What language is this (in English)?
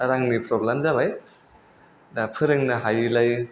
Bodo